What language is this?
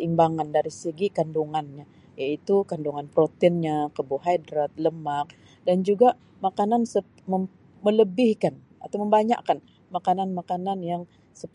Sabah Malay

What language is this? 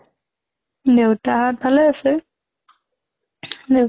Assamese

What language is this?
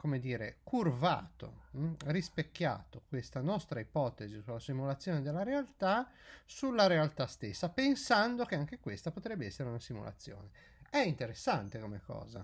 Italian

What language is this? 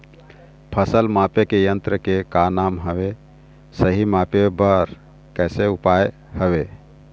Chhattisgarhi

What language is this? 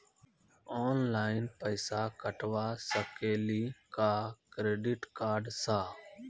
Maithili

